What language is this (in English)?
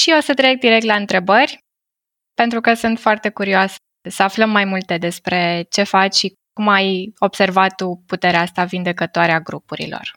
Romanian